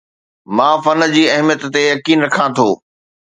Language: Sindhi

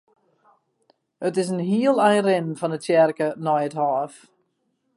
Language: Western Frisian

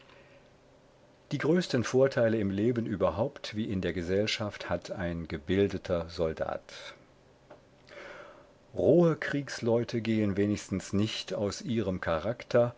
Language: German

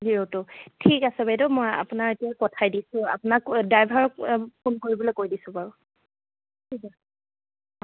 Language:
Assamese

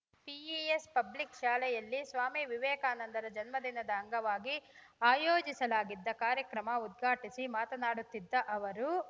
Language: Kannada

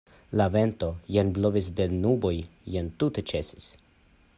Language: Esperanto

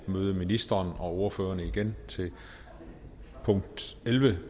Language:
Danish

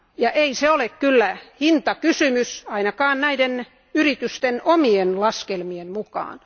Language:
Finnish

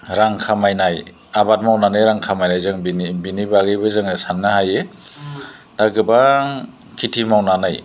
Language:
Bodo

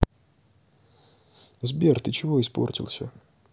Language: Russian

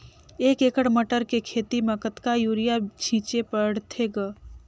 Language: Chhattisgarhi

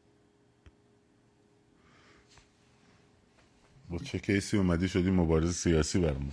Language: Persian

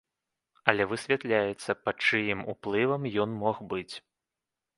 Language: Belarusian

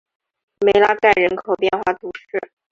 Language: Chinese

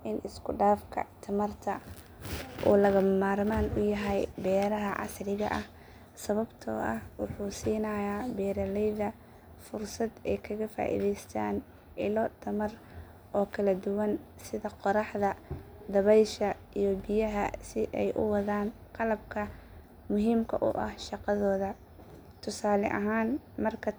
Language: Somali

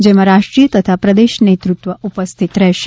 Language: Gujarati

